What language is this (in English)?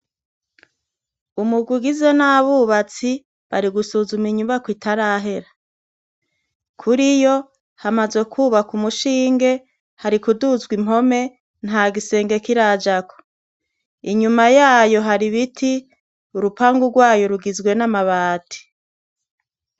Rundi